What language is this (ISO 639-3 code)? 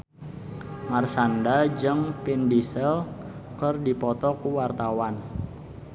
sun